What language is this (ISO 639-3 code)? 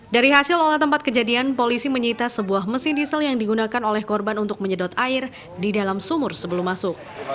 ind